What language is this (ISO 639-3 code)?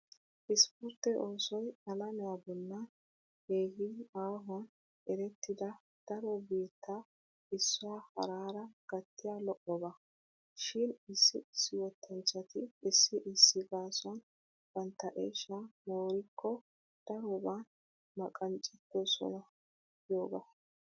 wal